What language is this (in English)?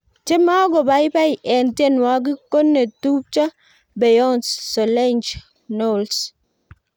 Kalenjin